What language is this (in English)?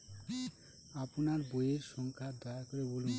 Bangla